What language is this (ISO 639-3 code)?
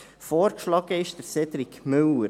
gsw